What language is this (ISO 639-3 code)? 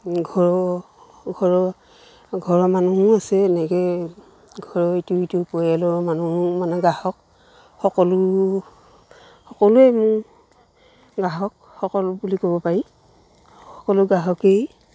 asm